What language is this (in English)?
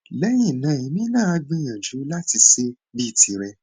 Yoruba